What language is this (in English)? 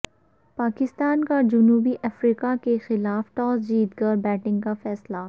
Urdu